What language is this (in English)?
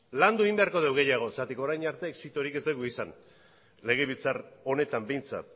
Basque